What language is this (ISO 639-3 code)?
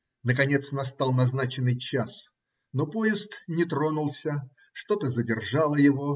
rus